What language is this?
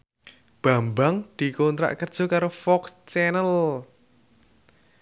Javanese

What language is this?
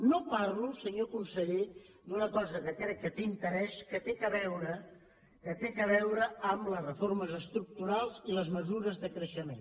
Catalan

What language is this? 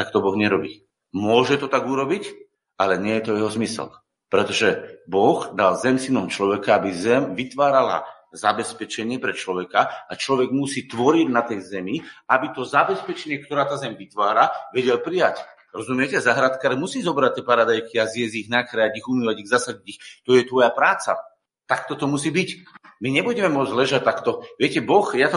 Slovak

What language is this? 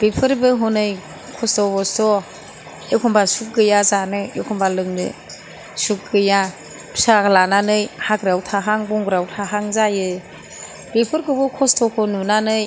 Bodo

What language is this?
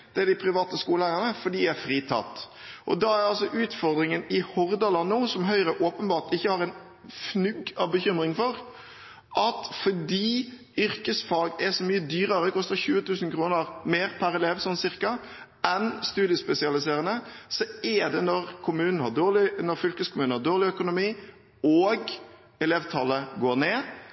Norwegian Bokmål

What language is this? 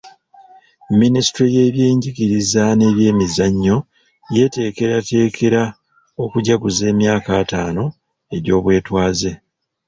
Ganda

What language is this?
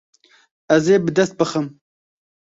Kurdish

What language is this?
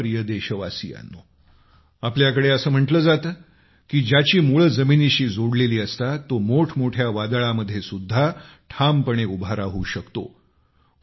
Marathi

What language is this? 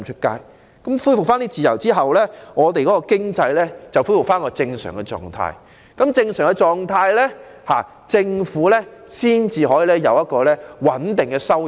Cantonese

